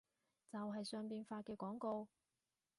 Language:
Cantonese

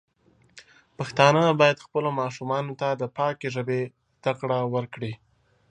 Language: Pashto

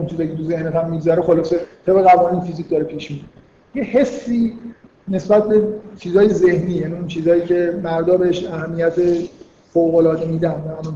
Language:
Persian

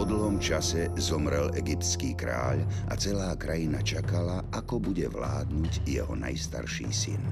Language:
Slovak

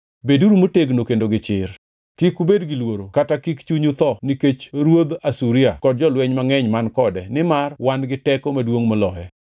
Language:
Luo (Kenya and Tanzania)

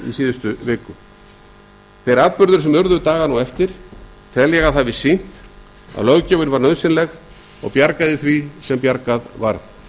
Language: Icelandic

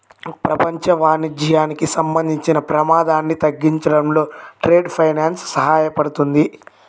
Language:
Telugu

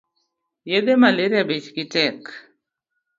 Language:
Luo (Kenya and Tanzania)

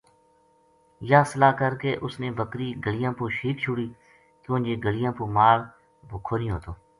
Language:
Gujari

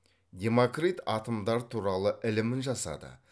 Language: Kazakh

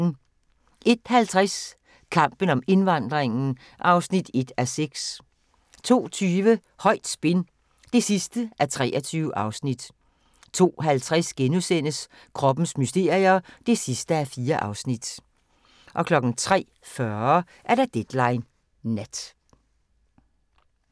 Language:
Danish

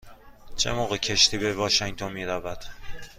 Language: Persian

